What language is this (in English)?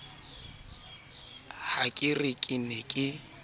Southern Sotho